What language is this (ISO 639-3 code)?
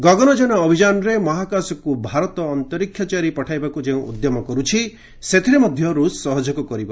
ori